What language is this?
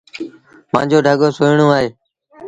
Sindhi Bhil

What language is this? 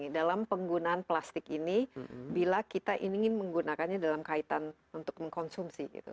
Indonesian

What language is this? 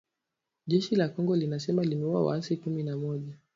Swahili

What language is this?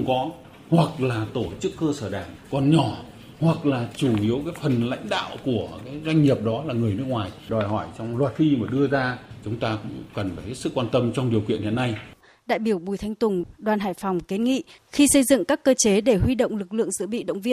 Vietnamese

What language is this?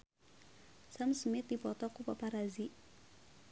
Sundanese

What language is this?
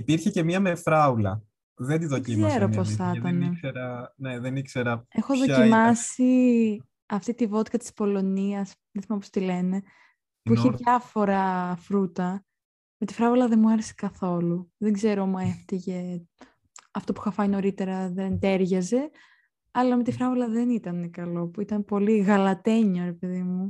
Greek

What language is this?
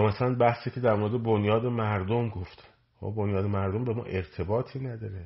Persian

